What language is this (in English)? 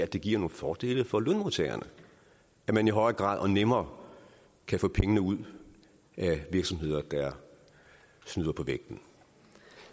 Danish